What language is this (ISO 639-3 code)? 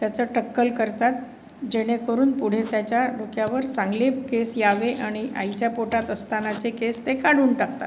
mar